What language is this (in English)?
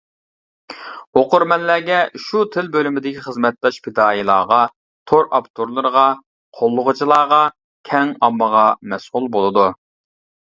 Uyghur